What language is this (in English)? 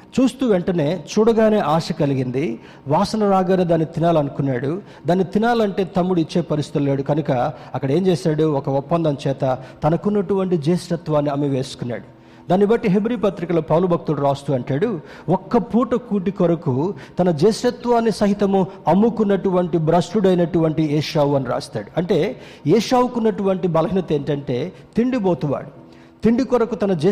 Telugu